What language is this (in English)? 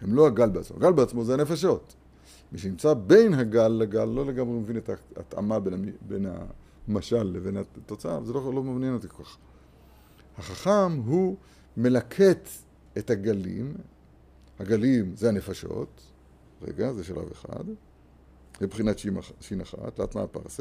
Hebrew